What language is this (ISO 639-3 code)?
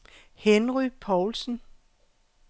dan